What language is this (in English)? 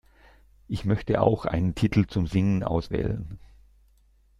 German